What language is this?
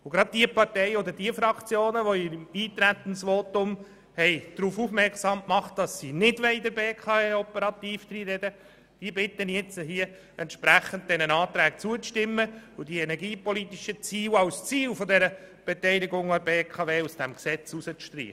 Swiss German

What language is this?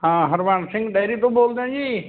Punjabi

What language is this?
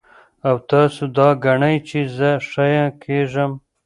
Pashto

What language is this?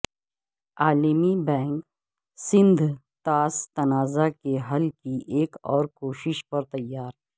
Urdu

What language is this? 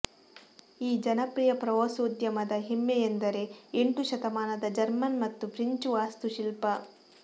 Kannada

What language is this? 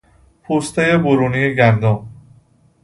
Persian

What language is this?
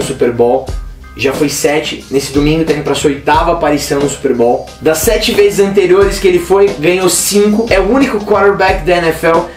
Portuguese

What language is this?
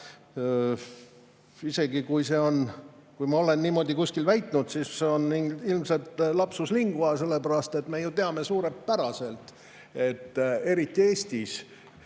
Estonian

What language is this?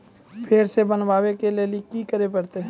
Maithili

